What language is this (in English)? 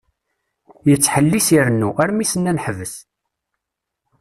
Kabyle